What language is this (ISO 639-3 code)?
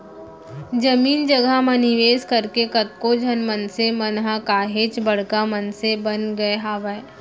hne